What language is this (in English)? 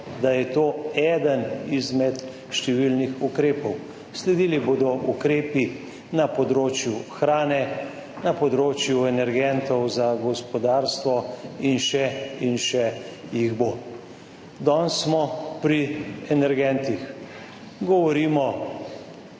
Slovenian